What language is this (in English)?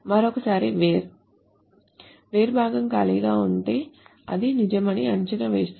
Telugu